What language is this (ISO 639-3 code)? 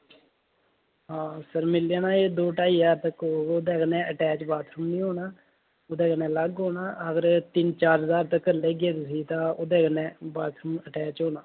doi